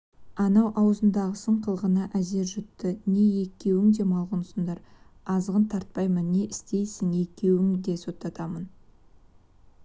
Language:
Kazakh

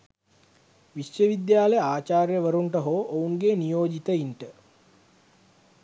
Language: Sinhala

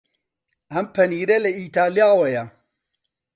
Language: Central Kurdish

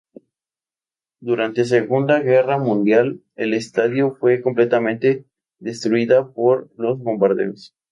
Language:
Spanish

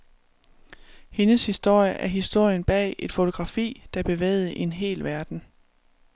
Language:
Danish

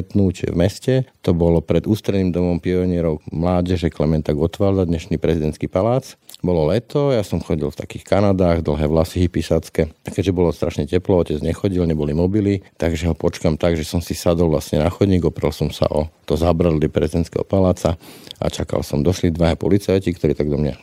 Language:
Slovak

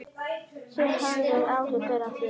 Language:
Icelandic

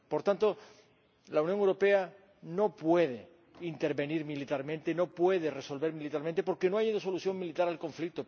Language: Spanish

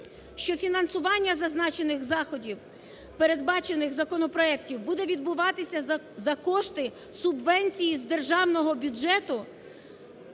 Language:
Ukrainian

